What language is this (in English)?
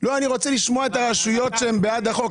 Hebrew